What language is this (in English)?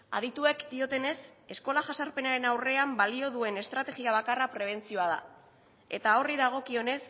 Basque